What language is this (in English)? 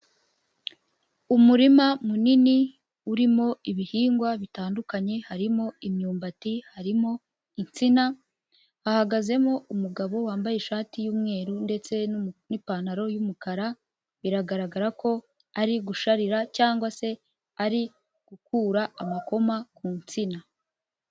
Kinyarwanda